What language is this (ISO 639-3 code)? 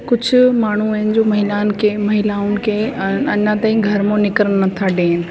snd